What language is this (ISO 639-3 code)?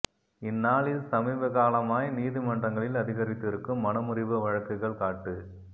tam